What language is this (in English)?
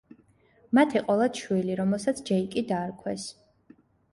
Georgian